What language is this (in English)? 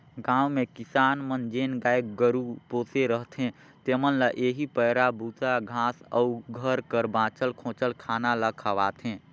Chhattisgarhi